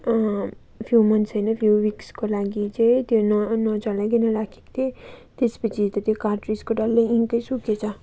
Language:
Nepali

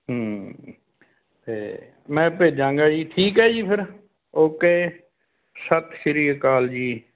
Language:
Punjabi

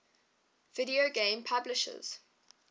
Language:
English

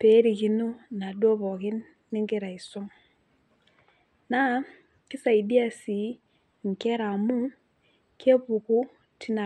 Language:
Masai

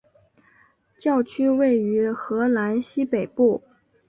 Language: Chinese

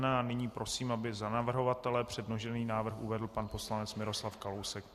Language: Czech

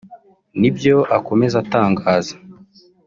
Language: Kinyarwanda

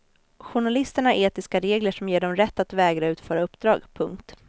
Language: Swedish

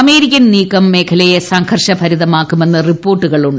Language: Malayalam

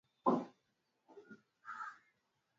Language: Swahili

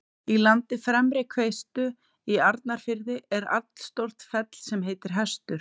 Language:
Icelandic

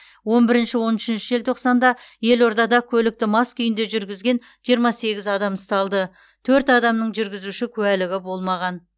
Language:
Kazakh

